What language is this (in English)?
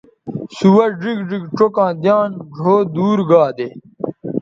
Bateri